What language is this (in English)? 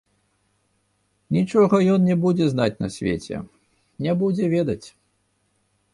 Belarusian